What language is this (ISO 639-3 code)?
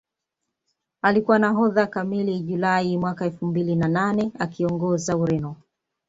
swa